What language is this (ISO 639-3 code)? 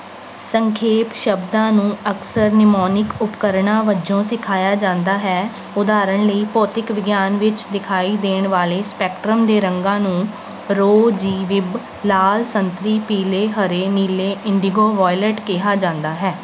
pan